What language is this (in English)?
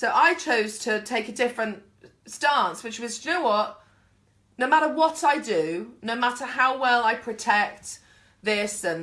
English